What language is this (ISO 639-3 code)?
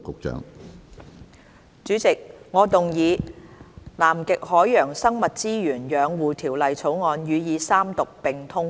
yue